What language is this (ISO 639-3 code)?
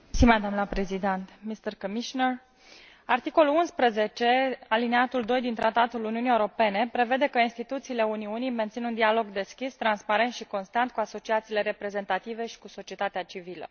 ron